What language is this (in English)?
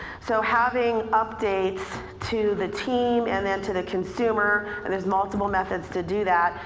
English